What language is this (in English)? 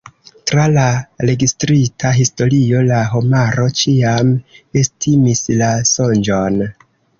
Esperanto